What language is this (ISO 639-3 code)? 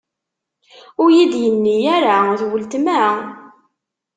kab